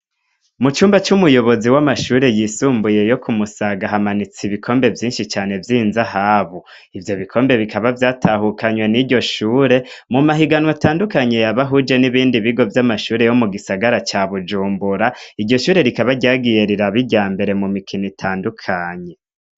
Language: Rundi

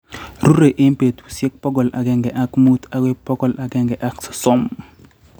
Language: Kalenjin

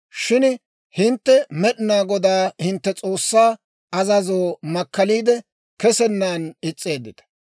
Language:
Dawro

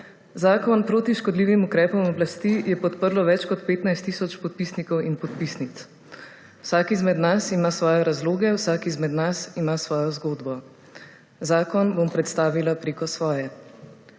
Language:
Slovenian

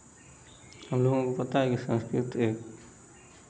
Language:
Hindi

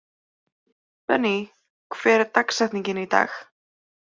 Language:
Icelandic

